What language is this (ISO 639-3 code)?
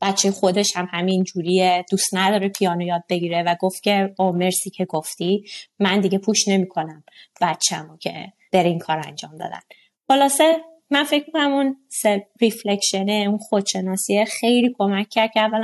fas